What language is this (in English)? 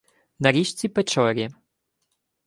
Ukrainian